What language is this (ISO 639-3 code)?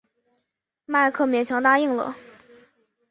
zho